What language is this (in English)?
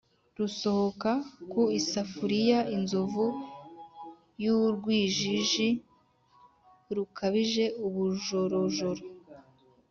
Kinyarwanda